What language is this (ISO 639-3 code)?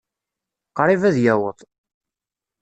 kab